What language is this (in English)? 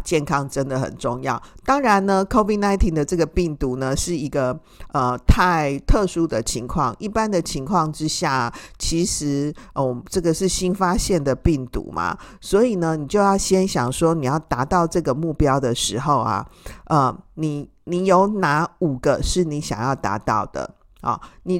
Chinese